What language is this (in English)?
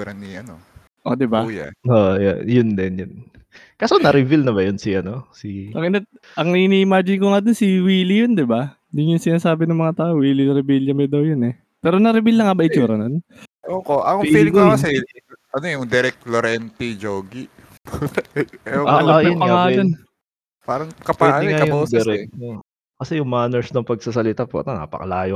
Filipino